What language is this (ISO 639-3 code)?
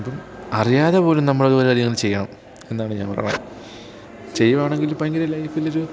mal